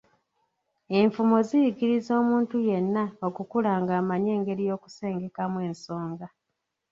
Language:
Ganda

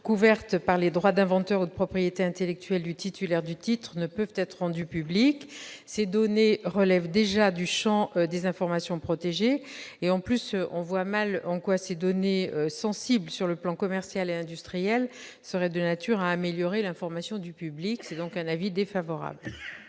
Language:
French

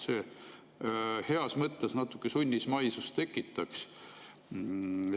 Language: Estonian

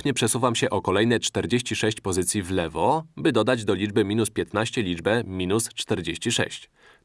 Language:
Polish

